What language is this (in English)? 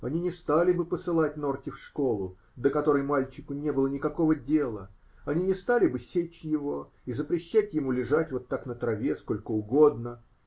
Russian